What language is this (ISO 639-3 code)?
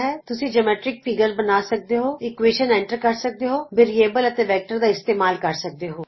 pan